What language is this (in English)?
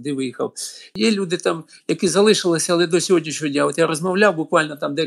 Ukrainian